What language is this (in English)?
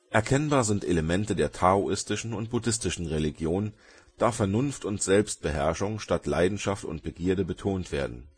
German